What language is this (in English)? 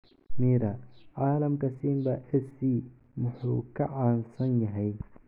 Somali